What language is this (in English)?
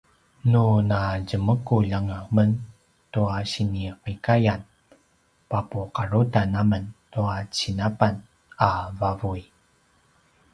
Paiwan